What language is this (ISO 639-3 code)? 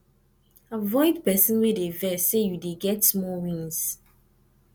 pcm